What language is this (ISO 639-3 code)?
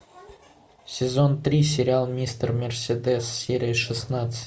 rus